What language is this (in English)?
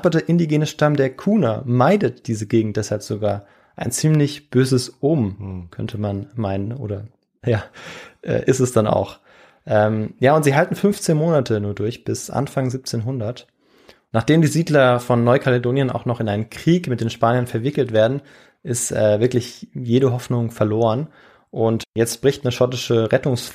German